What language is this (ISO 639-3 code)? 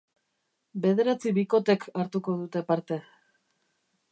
eus